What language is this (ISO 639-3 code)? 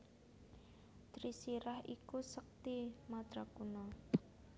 jav